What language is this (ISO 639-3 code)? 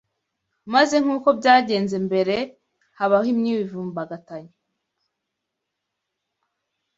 kin